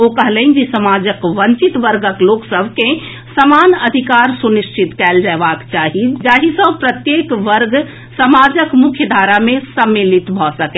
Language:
Maithili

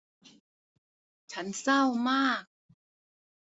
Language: Thai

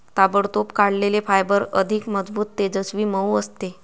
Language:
Marathi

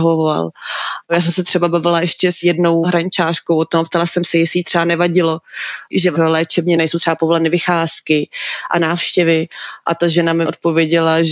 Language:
Czech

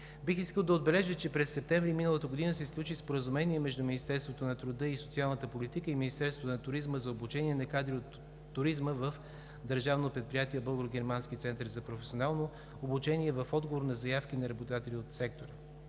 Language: Bulgarian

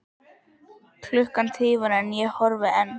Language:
Icelandic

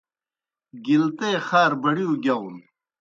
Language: Kohistani Shina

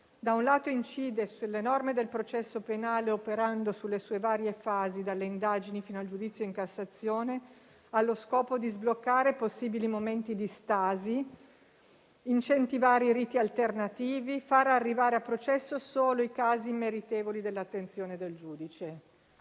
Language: Italian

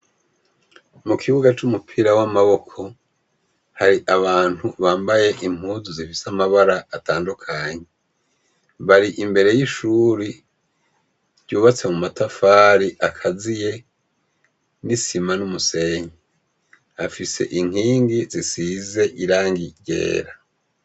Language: Rundi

